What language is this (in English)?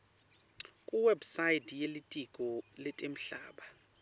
Swati